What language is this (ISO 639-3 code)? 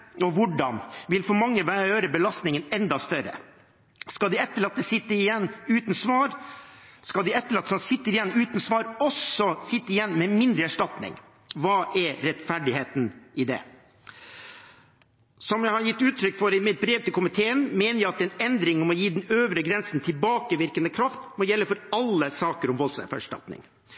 nob